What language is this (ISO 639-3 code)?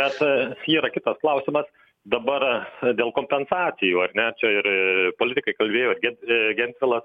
lit